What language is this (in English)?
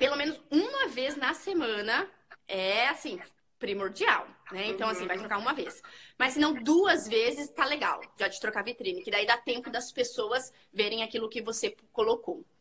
Portuguese